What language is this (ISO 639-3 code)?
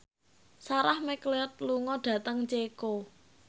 jav